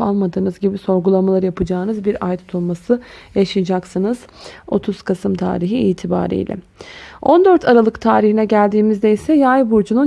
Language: Turkish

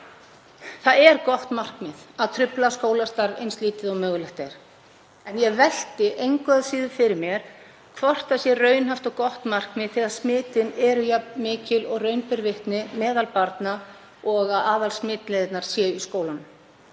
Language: Icelandic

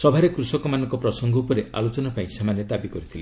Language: Odia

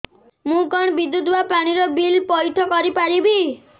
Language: Odia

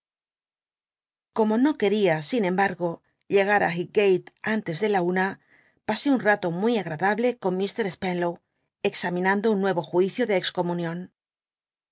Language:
Spanish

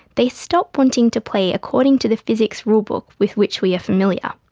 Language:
English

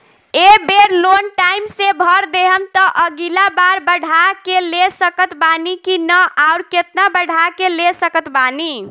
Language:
Bhojpuri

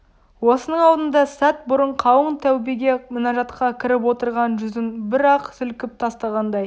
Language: Kazakh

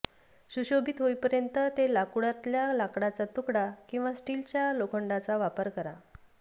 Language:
Marathi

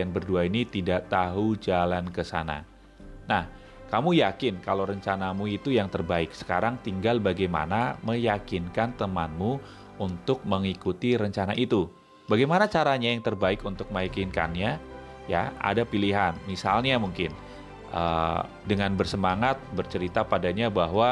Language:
Indonesian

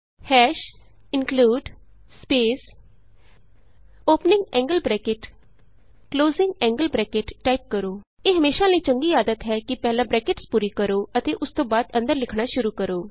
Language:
Punjabi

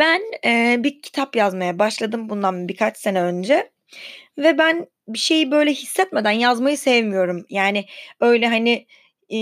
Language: Turkish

